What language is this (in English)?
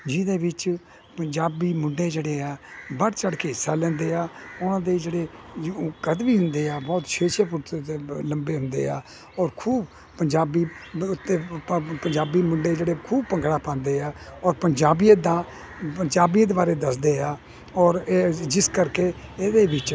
Punjabi